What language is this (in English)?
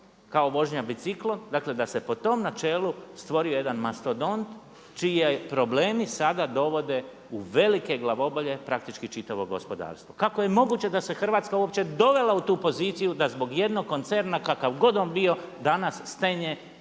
Croatian